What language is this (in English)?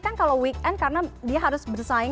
Indonesian